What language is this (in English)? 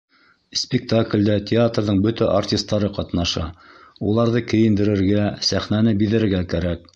Bashkir